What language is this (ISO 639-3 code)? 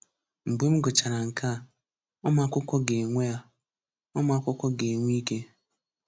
ibo